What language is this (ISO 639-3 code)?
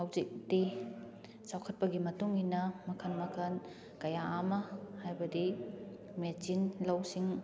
mni